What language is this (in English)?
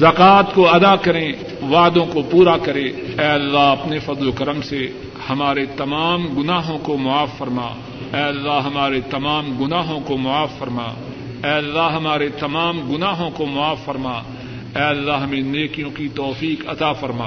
Urdu